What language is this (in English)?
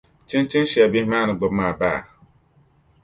Dagbani